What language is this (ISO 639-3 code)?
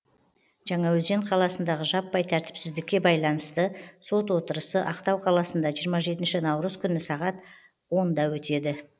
kaz